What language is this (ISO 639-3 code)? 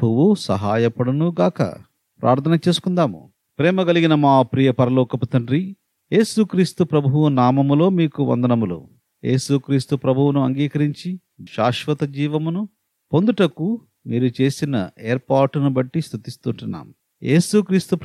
tel